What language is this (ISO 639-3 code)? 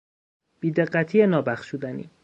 fas